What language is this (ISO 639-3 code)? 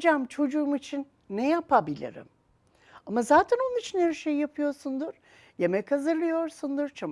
tur